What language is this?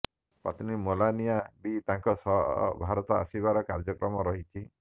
Odia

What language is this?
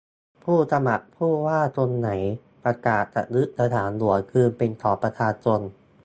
Thai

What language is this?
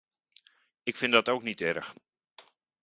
Dutch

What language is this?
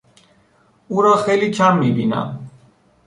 Persian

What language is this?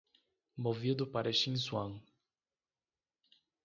Portuguese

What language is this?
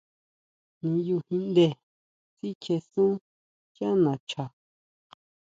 Huautla Mazatec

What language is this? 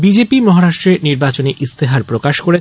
Bangla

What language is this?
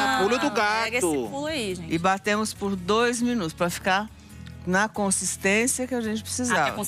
Portuguese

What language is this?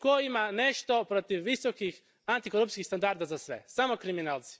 Croatian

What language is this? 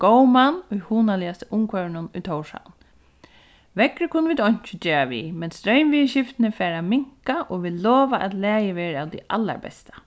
Faroese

